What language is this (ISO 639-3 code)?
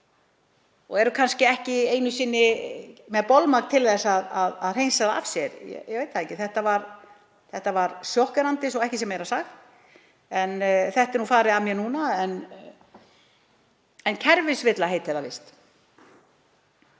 isl